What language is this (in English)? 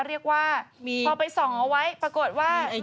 Thai